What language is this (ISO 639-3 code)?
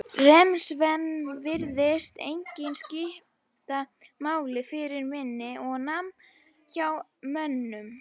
isl